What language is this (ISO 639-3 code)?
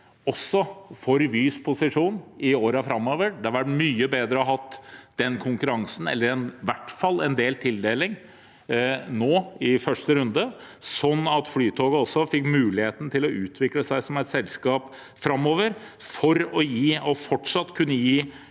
nor